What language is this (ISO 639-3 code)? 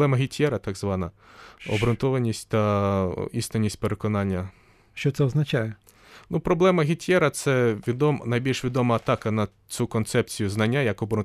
ukr